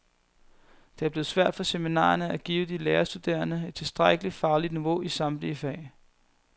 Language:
Danish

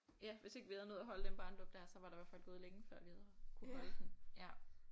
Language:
Danish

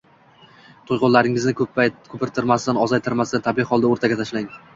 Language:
Uzbek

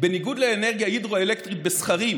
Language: Hebrew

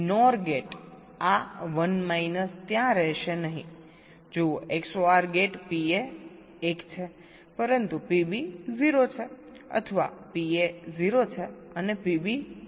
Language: Gujarati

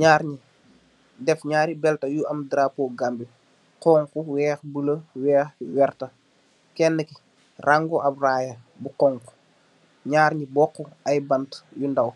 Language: Wolof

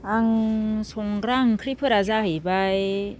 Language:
Bodo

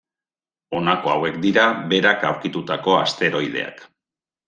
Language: Basque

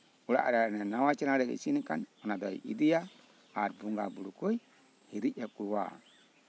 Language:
Santali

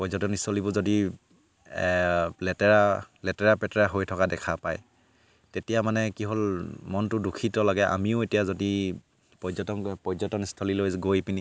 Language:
Assamese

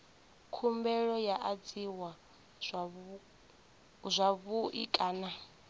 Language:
Venda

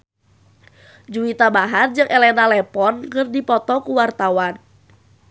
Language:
Sundanese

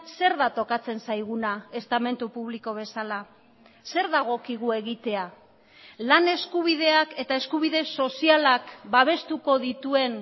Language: Basque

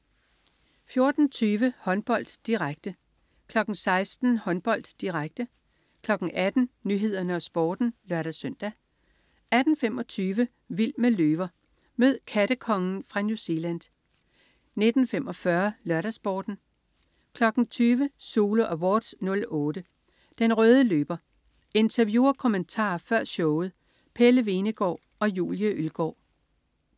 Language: Danish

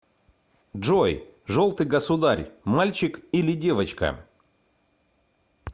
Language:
Russian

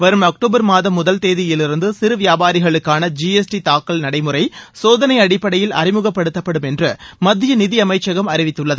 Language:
Tamil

